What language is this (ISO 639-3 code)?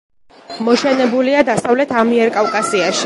kat